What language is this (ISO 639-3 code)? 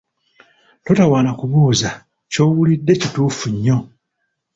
lug